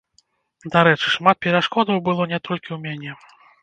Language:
Belarusian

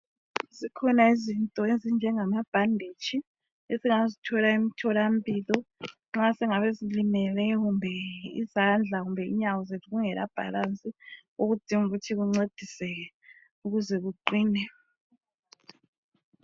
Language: North Ndebele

